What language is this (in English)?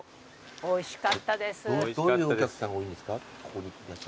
Japanese